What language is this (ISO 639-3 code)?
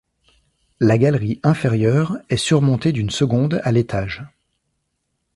fra